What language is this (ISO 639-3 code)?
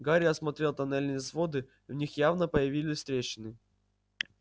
rus